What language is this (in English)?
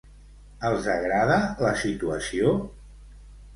Catalan